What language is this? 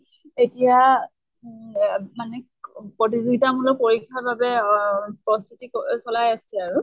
Assamese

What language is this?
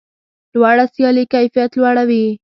Pashto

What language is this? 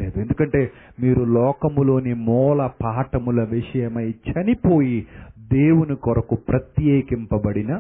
Telugu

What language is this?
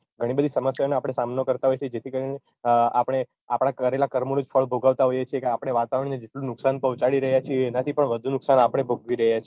Gujarati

